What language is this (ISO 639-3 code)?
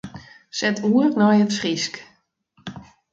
fry